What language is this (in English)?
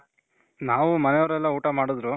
Kannada